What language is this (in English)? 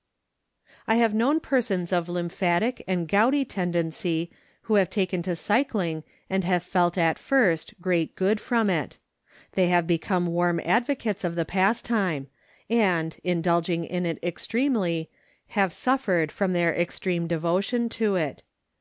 English